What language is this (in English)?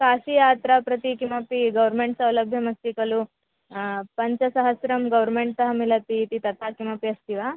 Sanskrit